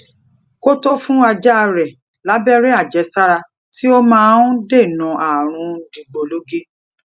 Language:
Yoruba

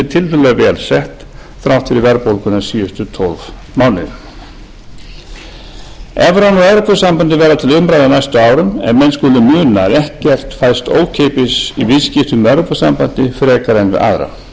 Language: Icelandic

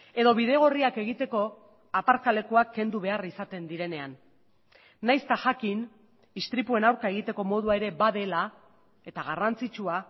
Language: Basque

